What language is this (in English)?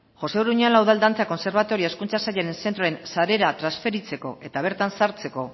Basque